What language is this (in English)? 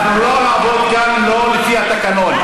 Hebrew